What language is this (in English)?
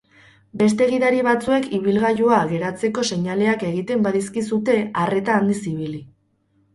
Basque